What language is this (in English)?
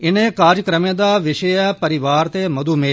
Dogri